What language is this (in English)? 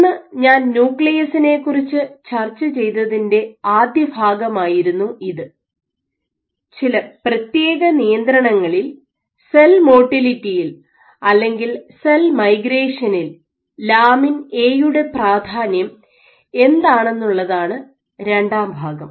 Malayalam